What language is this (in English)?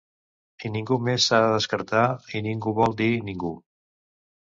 Catalan